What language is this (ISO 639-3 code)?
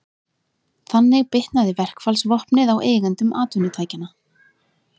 isl